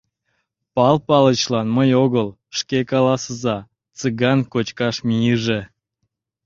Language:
Mari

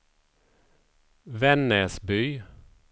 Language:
Swedish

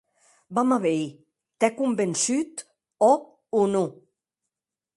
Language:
Occitan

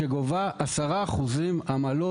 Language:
Hebrew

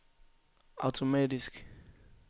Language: Danish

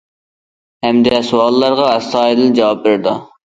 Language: Uyghur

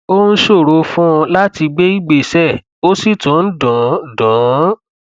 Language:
Yoruba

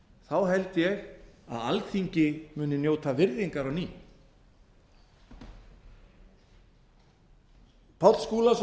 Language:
Icelandic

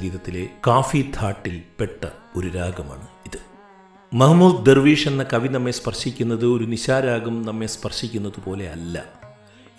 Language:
Malayalam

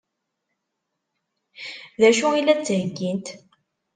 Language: Kabyle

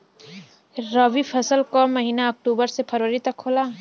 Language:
Bhojpuri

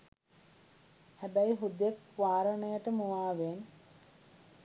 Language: Sinhala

